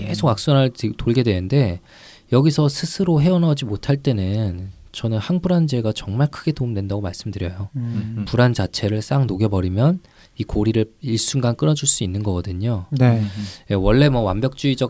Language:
Korean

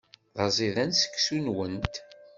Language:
Kabyle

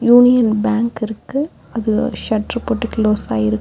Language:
Tamil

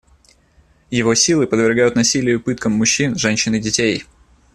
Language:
Russian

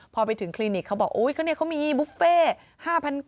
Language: Thai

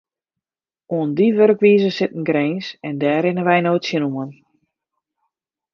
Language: Western Frisian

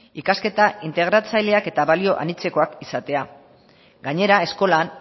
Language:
Basque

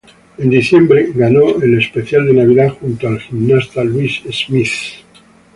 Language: Spanish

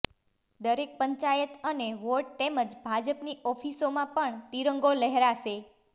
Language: Gujarati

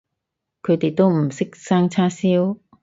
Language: Cantonese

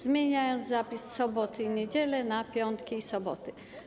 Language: Polish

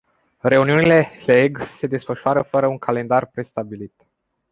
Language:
Romanian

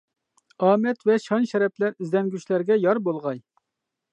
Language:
Uyghur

